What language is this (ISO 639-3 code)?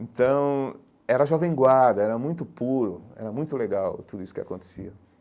por